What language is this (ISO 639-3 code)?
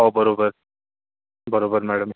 mar